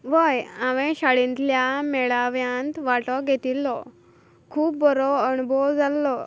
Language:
Konkani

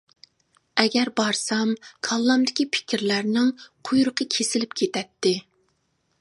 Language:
Uyghur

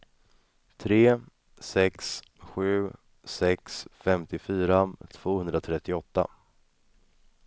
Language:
Swedish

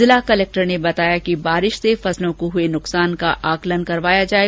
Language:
Hindi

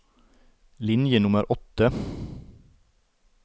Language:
Norwegian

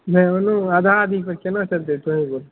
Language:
Maithili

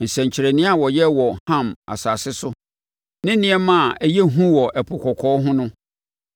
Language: Akan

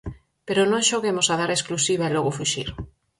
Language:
Galician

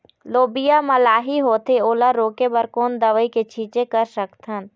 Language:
Chhattisgarhi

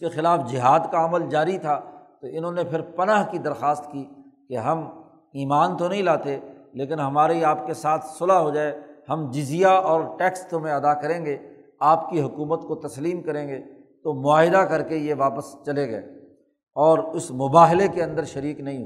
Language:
Urdu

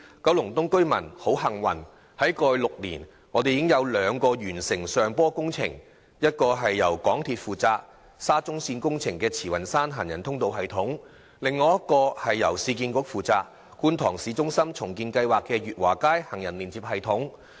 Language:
Cantonese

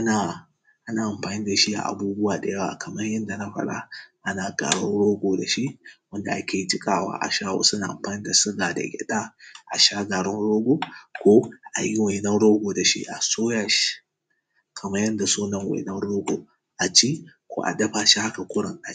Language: Hausa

